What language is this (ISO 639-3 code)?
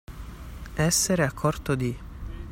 ita